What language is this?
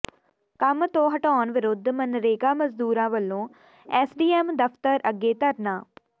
Punjabi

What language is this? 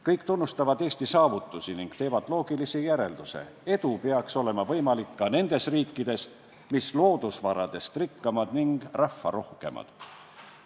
Estonian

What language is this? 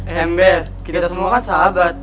Indonesian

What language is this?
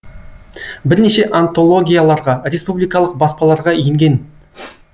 Kazakh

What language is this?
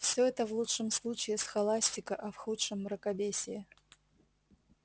Russian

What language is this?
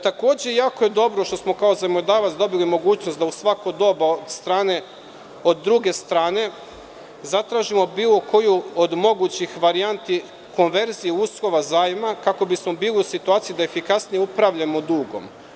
Serbian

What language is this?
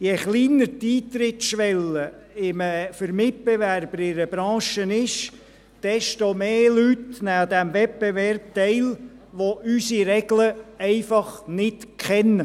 Swiss German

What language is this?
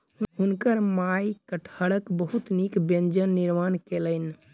Maithili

